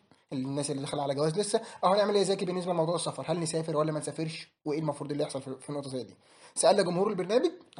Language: Arabic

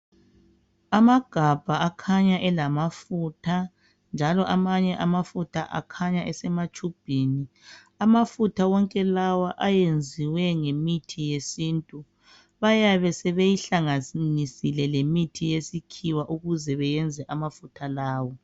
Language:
North Ndebele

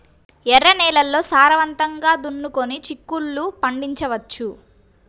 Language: Telugu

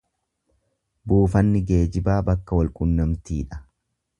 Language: Oromo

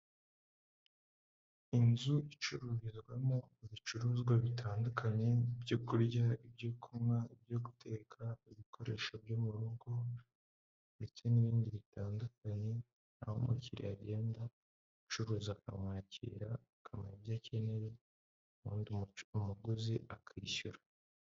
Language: Kinyarwanda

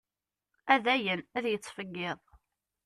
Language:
Kabyle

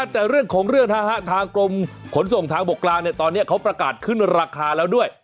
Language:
Thai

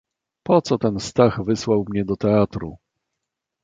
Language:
Polish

